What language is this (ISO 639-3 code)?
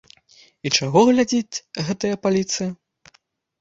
bel